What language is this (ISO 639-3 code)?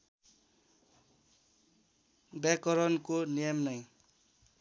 nep